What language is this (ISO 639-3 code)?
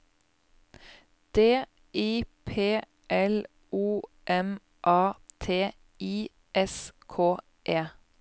nor